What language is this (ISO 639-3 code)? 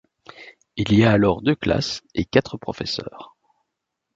fra